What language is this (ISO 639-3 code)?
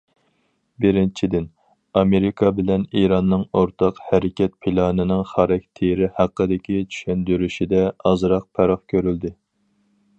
uig